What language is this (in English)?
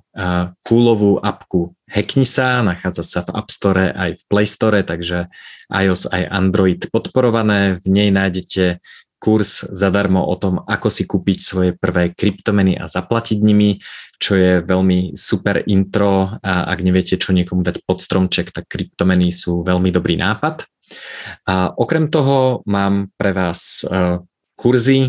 Slovak